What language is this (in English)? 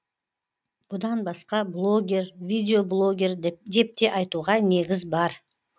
Kazakh